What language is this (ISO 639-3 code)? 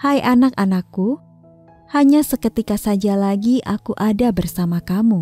ind